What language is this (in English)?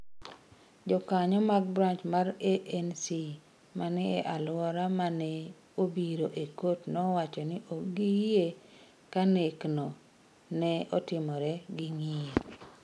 Luo (Kenya and Tanzania)